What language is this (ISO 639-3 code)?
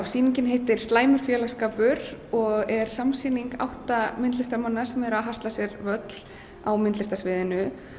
isl